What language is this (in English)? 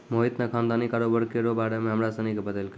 Maithili